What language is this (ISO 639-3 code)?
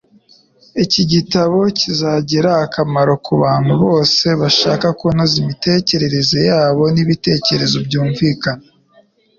kin